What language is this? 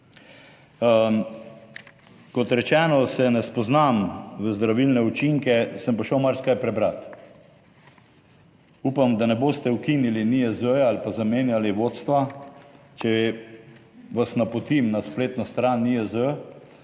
Slovenian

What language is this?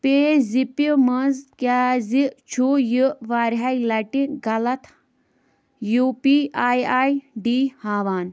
Kashmiri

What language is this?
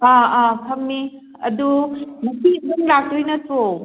Manipuri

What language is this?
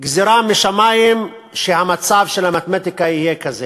Hebrew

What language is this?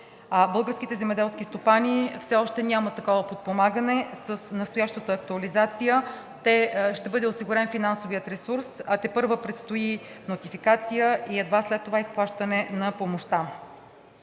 Bulgarian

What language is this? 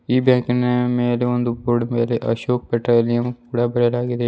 Kannada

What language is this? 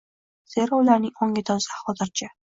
Uzbek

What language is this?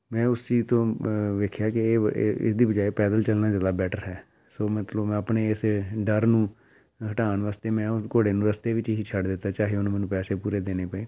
Punjabi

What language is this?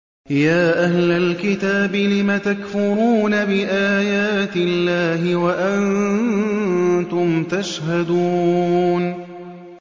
Arabic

